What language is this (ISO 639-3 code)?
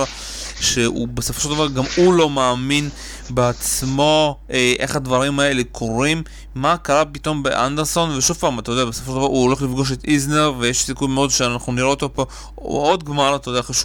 heb